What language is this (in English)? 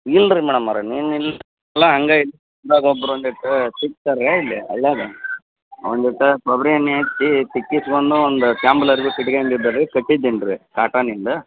Kannada